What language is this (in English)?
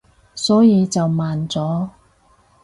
Cantonese